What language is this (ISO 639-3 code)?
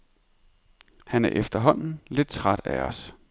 dan